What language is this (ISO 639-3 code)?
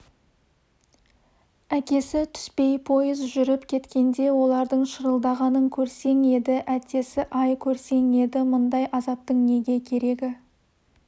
kaz